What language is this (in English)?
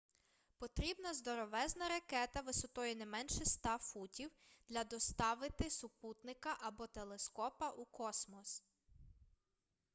Ukrainian